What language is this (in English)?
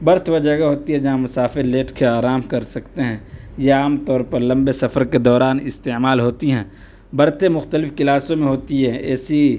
Urdu